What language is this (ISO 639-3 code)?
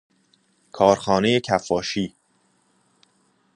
fas